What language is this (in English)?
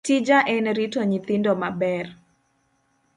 Luo (Kenya and Tanzania)